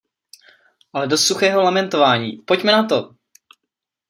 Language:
Czech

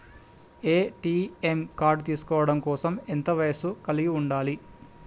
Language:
Telugu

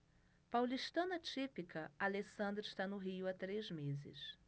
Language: Portuguese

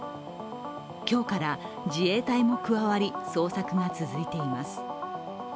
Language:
Japanese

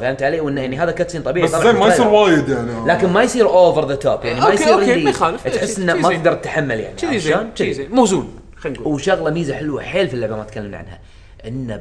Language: Arabic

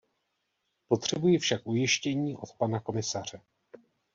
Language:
Czech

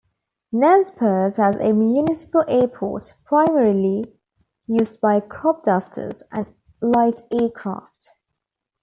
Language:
English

